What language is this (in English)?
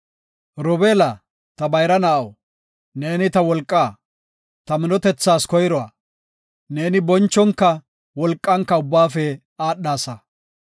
Gofa